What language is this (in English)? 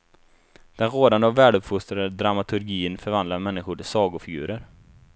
Swedish